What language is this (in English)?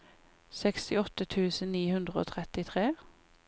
Norwegian